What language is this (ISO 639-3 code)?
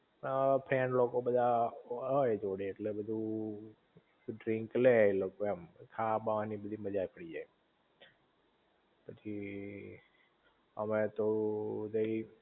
guj